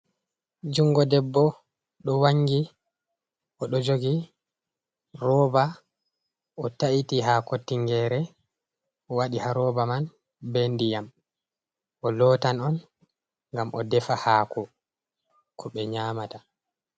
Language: Fula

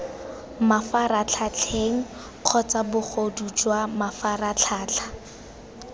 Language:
Tswana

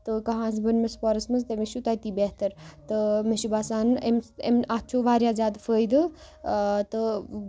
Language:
Kashmiri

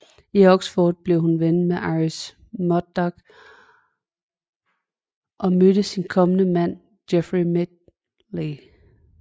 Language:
Danish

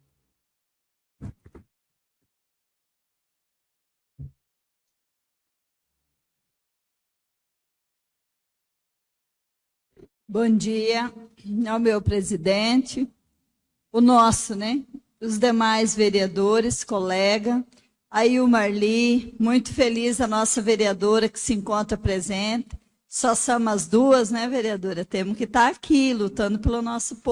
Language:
Portuguese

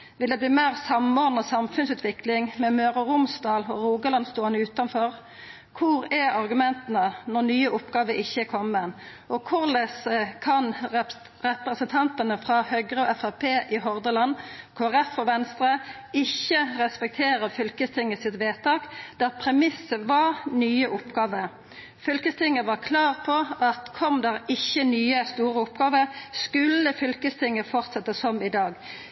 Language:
Norwegian Nynorsk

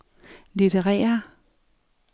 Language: Danish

